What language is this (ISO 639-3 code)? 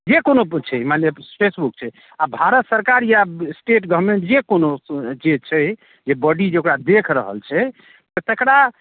mai